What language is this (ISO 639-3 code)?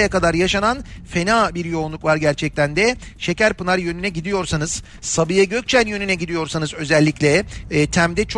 tur